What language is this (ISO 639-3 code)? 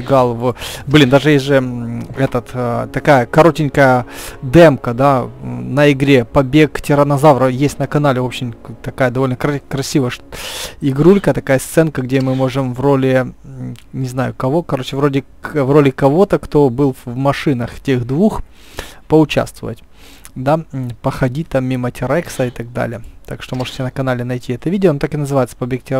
rus